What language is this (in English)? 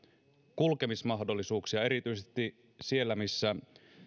Finnish